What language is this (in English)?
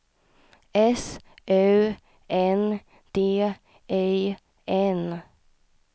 Swedish